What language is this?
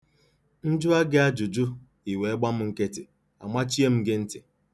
Igbo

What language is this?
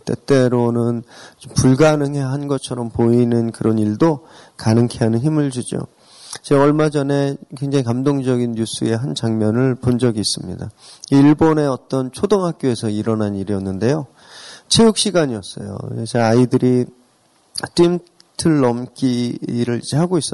Korean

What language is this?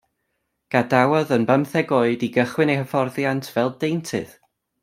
Welsh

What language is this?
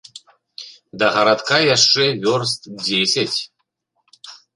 Belarusian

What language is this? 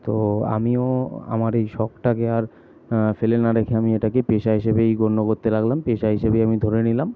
Bangla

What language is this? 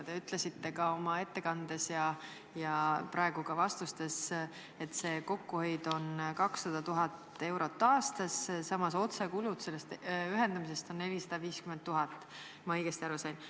Estonian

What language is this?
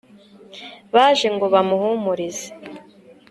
Kinyarwanda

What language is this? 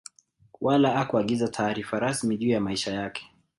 Swahili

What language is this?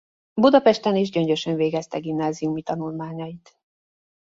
Hungarian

